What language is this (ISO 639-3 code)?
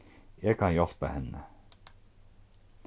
fao